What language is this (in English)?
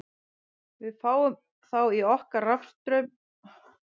Icelandic